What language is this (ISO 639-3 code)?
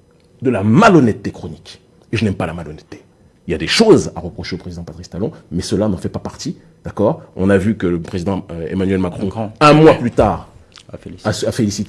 fra